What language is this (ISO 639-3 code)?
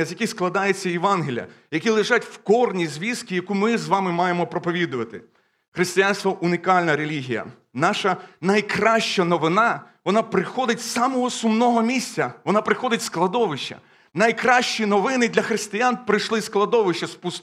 ukr